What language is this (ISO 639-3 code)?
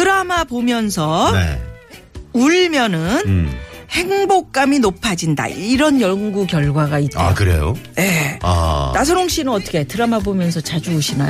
kor